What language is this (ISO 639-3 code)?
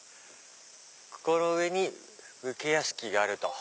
jpn